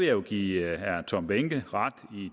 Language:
Danish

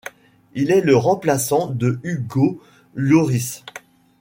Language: French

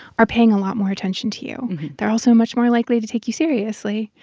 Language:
English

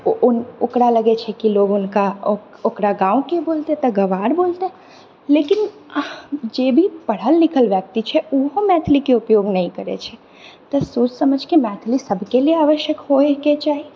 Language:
Maithili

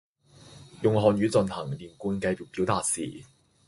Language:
Cantonese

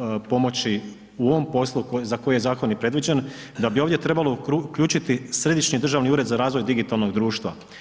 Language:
Croatian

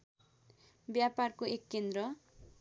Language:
Nepali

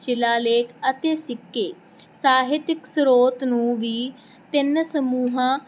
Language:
Punjabi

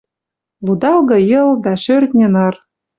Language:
Western Mari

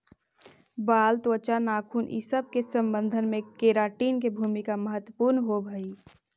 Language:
Magahi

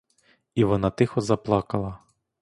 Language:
Ukrainian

